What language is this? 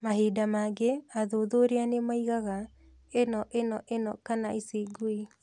Kikuyu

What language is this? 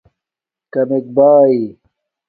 Domaaki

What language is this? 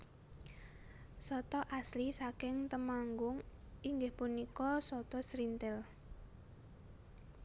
Javanese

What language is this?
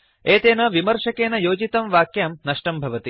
Sanskrit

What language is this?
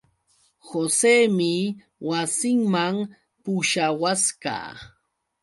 Yauyos Quechua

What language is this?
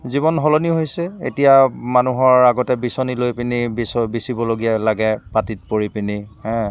Assamese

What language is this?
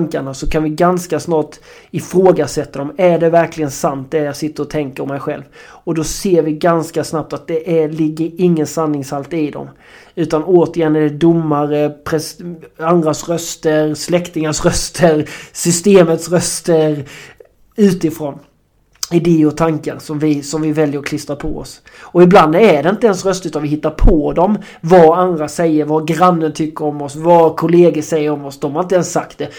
Swedish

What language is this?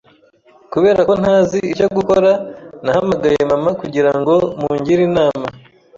Kinyarwanda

